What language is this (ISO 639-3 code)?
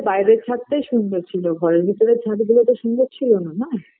ben